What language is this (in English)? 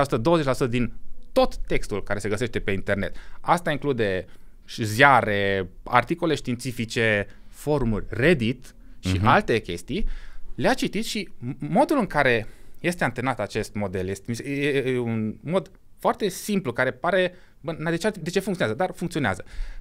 Romanian